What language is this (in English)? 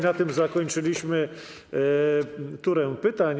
Polish